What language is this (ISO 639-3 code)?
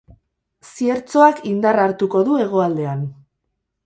eus